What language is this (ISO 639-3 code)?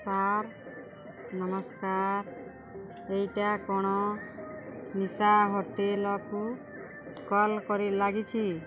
ori